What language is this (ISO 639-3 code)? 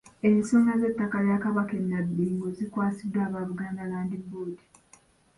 lug